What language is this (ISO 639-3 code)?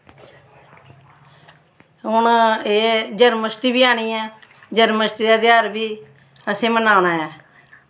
doi